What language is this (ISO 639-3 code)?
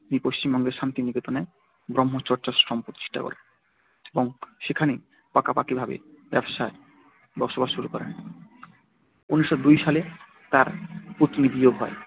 ben